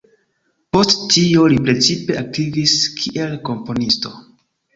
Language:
Esperanto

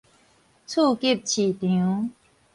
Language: Min Nan Chinese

